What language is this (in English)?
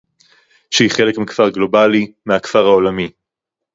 Hebrew